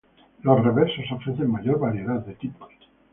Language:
Spanish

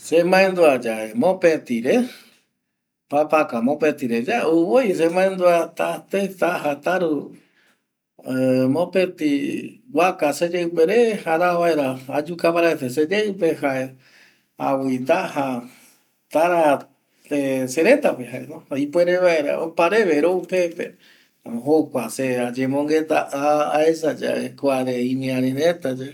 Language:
Eastern Bolivian Guaraní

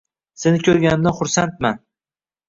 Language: Uzbek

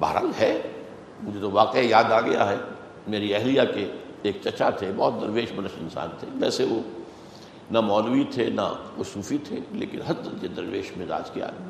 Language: Urdu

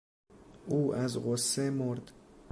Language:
Persian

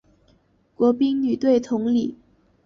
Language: Chinese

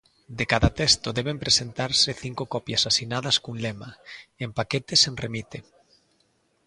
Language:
Galician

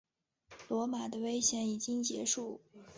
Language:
Chinese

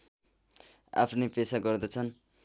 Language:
Nepali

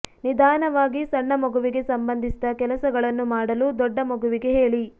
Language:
Kannada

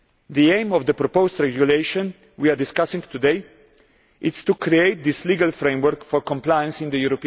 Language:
English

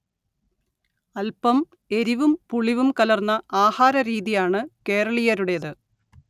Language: Malayalam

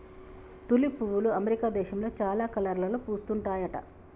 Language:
Telugu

